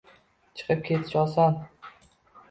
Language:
Uzbek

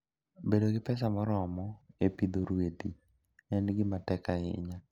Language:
Luo (Kenya and Tanzania)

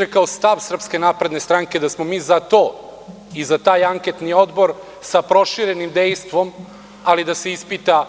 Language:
Serbian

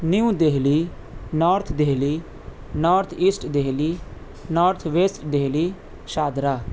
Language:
Urdu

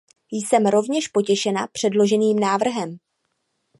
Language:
Czech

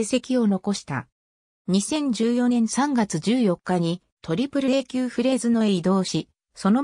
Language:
Japanese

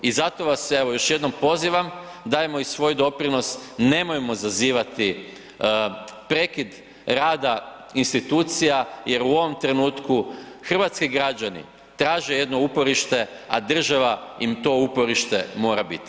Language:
Croatian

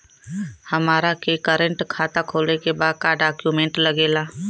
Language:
Bhojpuri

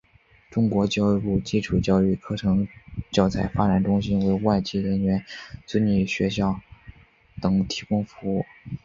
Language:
Chinese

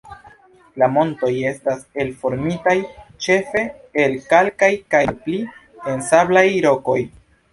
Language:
Esperanto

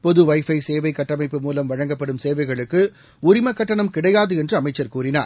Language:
Tamil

